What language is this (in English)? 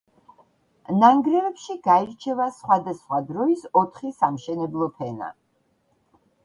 Georgian